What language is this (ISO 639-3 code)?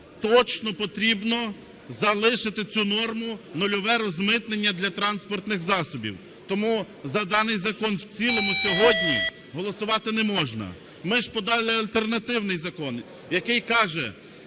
ukr